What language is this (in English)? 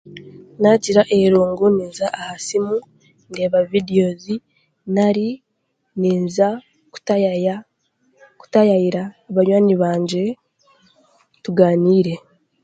Chiga